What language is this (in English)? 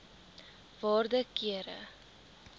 Afrikaans